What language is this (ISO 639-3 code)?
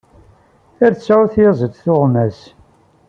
kab